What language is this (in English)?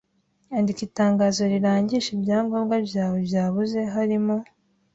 Kinyarwanda